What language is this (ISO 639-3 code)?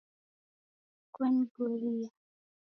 dav